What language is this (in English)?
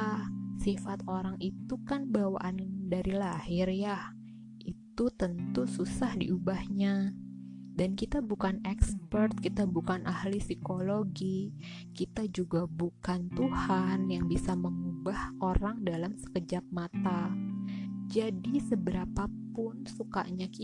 Indonesian